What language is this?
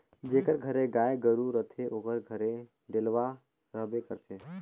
Chhattisgarhi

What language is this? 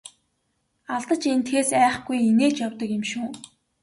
Mongolian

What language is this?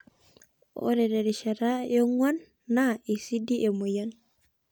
Masai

